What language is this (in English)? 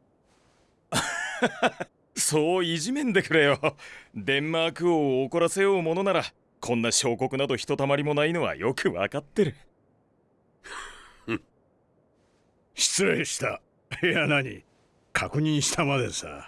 Japanese